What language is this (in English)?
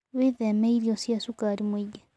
Kikuyu